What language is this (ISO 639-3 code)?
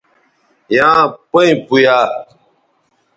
btv